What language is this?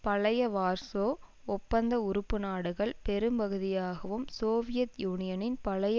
Tamil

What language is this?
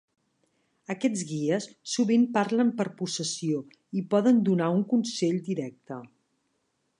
Catalan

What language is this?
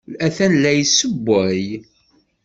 Kabyle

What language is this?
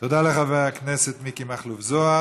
Hebrew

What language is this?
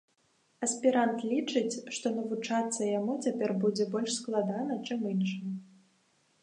Belarusian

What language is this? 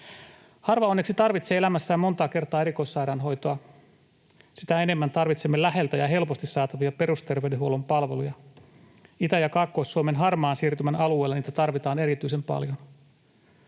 Finnish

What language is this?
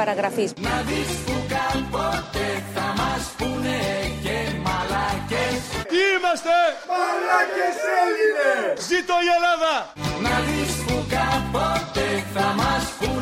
Greek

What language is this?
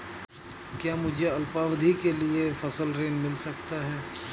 Hindi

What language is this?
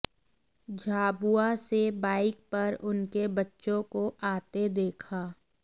Hindi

